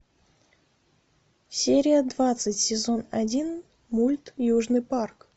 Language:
Russian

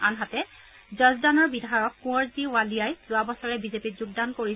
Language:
Assamese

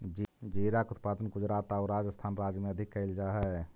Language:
Magahi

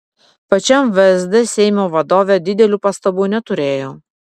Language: Lithuanian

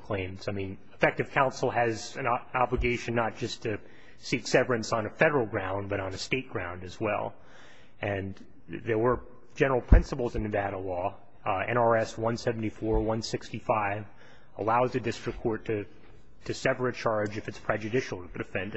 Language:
English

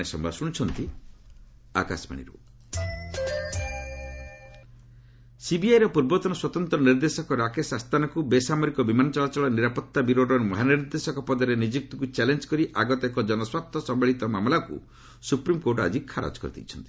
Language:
Odia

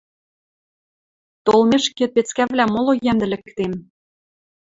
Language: Western Mari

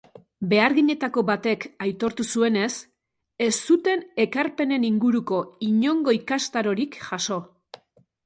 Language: Basque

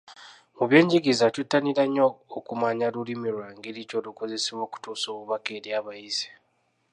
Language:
Ganda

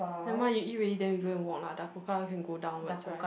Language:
English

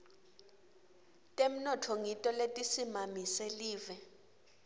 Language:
Swati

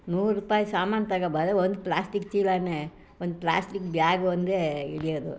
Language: Kannada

